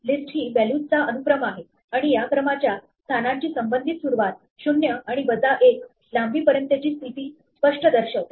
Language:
Marathi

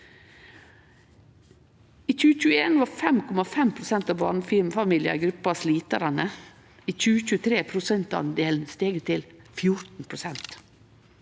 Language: Norwegian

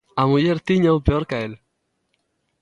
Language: Galician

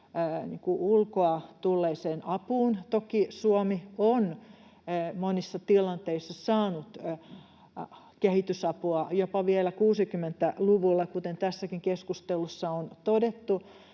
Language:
Finnish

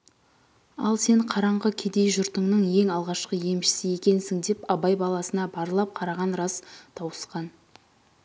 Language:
Kazakh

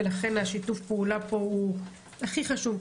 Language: Hebrew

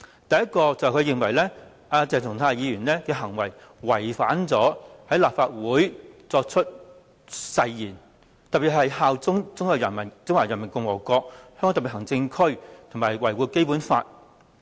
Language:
Cantonese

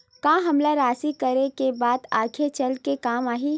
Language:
Chhattisgarhi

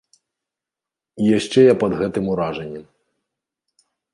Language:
Belarusian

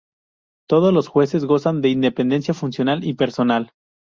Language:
Spanish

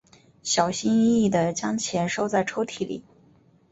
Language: Chinese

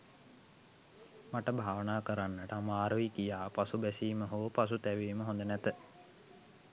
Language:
Sinhala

